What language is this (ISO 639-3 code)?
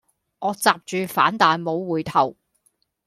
yue